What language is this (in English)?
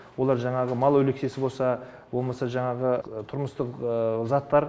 Kazakh